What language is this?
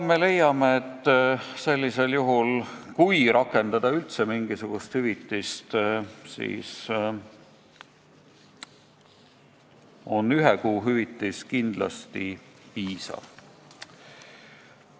Estonian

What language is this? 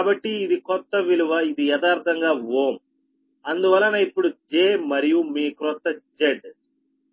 Telugu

